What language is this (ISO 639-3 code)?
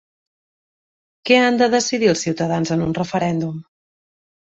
cat